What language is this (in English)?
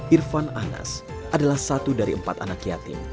Indonesian